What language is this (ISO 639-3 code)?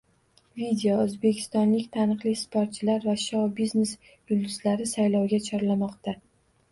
uzb